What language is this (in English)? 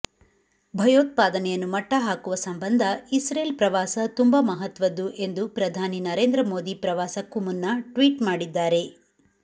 Kannada